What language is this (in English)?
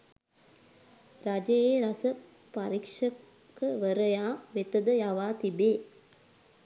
Sinhala